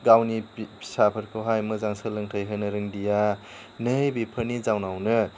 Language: Bodo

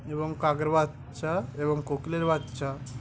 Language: Bangla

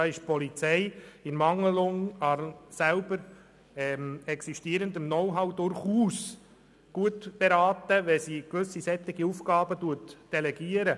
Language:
Swiss German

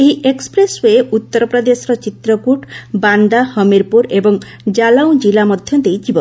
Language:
Odia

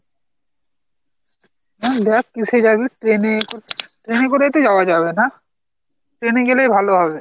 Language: Bangla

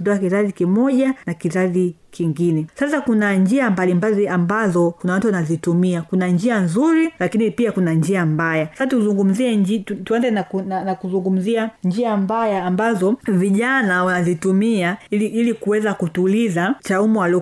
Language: Swahili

